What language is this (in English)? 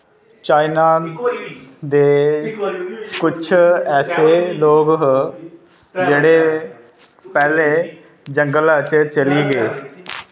Dogri